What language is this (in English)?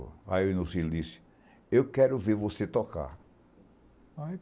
Portuguese